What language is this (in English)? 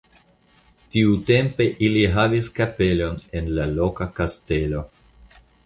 Esperanto